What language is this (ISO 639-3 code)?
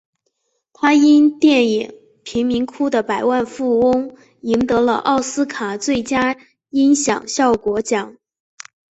zho